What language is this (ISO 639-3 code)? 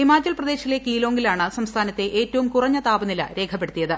mal